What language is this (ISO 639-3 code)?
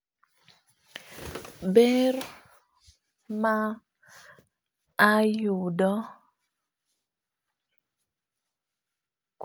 luo